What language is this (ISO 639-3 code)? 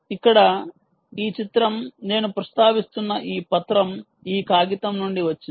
tel